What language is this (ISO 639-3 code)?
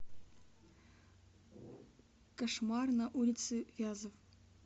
rus